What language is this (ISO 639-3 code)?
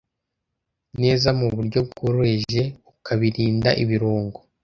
kin